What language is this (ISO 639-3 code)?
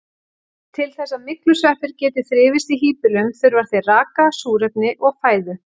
isl